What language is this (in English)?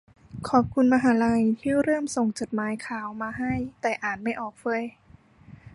Thai